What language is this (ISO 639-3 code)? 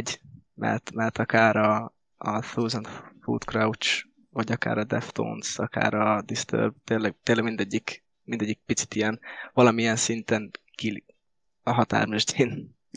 hun